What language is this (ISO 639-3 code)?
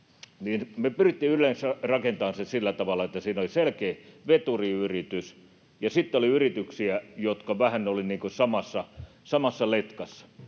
fin